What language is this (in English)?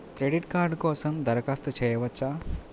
Telugu